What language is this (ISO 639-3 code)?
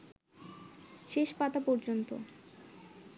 ben